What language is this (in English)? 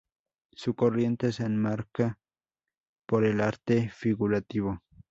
Spanish